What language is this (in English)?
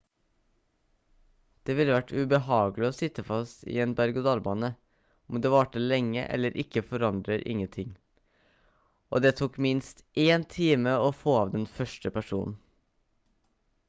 Norwegian Bokmål